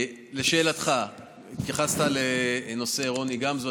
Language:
Hebrew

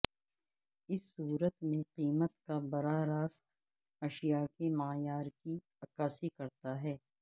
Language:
Urdu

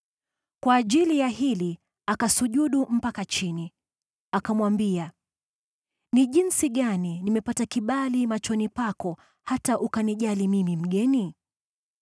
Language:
Swahili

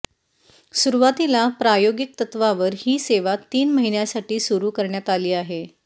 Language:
Marathi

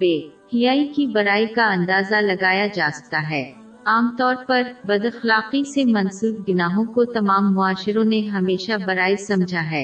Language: Urdu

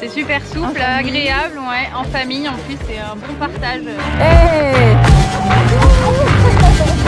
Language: French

